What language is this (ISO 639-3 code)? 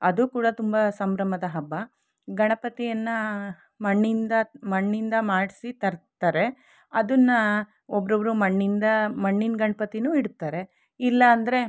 kan